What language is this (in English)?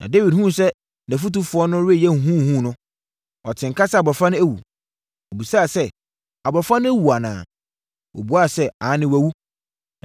Akan